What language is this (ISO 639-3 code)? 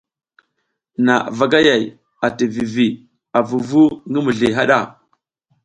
giz